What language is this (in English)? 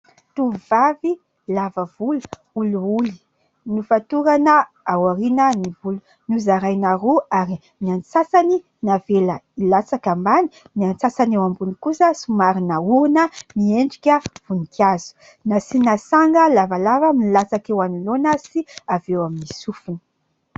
Malagasy